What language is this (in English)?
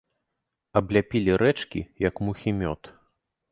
Belarusian